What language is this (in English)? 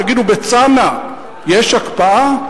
Hebrew